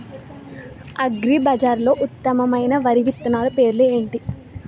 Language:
Telugu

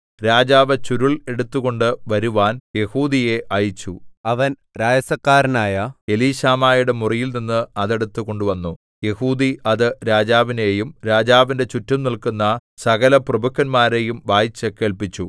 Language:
Malayalam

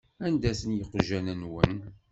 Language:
Kabyle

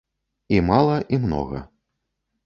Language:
Belarusian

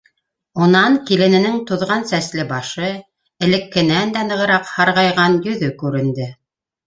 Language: Bashkir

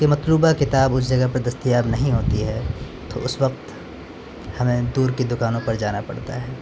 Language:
Urdu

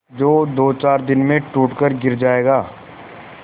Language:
Hindi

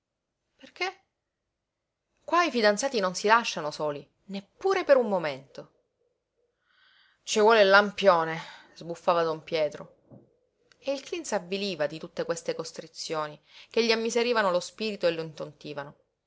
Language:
Italian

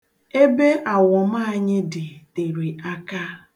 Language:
Igbo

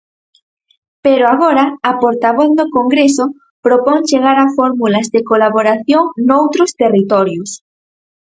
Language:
Galician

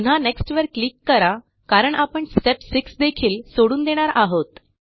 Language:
Marathi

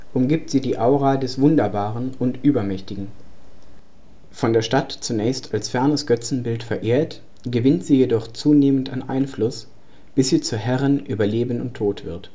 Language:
German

